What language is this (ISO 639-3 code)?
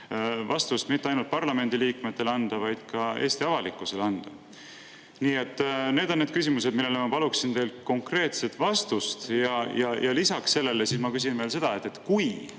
est